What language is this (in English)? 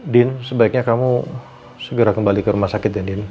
Indonesian